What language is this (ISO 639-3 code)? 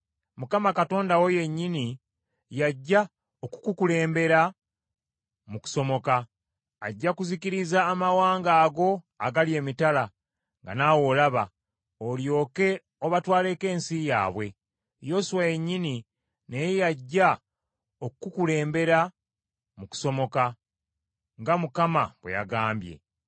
lug